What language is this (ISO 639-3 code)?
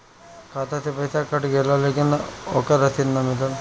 bho